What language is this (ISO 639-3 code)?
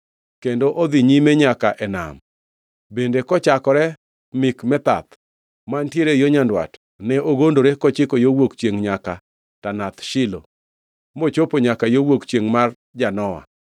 luo